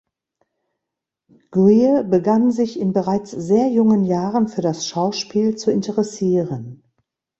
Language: German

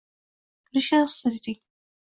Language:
Uzbek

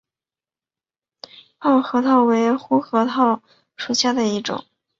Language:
Chinese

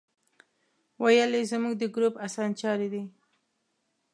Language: Pashto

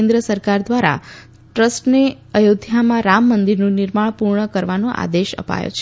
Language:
Gujarati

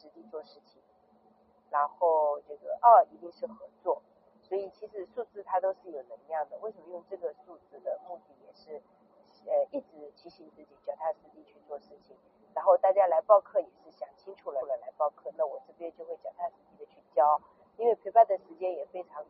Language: Chinese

